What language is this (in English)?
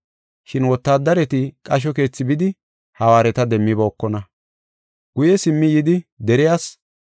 Gofa